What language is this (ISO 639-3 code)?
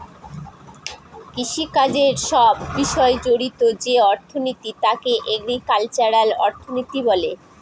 ben